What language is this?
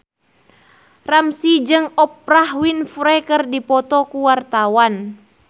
Sundanese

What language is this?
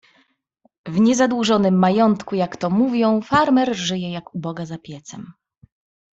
Polish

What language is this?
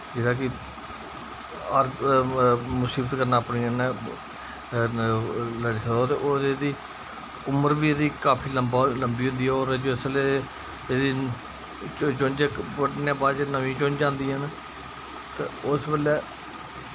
Dogri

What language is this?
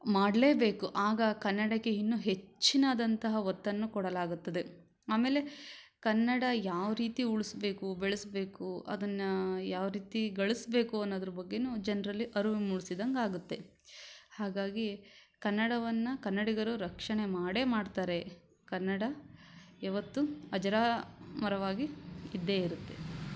Kannada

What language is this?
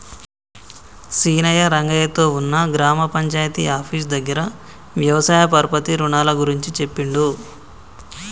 Telugu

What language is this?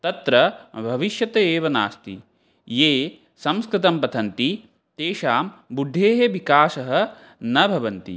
Sanskrit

